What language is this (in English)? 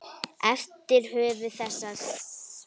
Icelandic